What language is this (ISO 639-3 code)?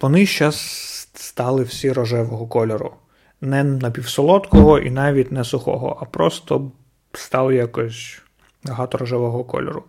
ukr